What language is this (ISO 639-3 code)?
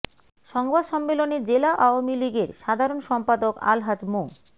ben